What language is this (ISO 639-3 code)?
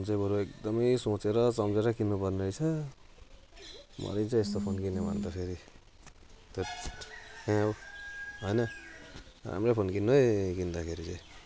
nep